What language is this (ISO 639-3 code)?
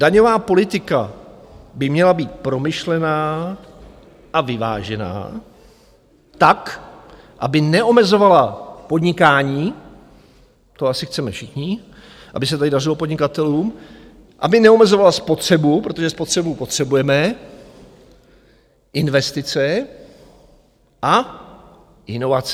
ces